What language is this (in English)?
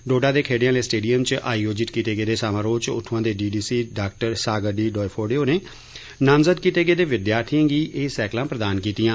Dogri